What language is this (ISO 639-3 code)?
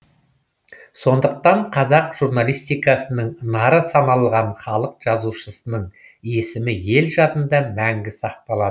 kaz